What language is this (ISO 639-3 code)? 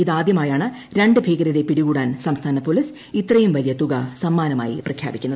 mal